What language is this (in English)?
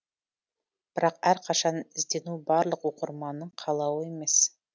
Kazakh